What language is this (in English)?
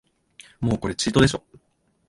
Japanese